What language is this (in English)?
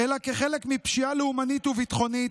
Hebrew